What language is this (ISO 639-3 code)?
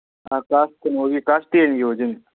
mni